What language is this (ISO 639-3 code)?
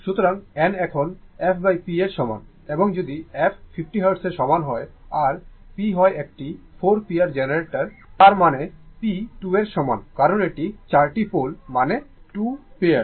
ben